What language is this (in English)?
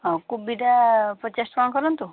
Odia